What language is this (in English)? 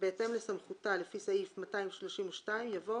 Hebrew